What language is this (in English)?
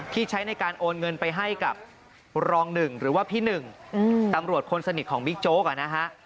Thai